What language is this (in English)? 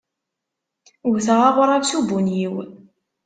Kabyle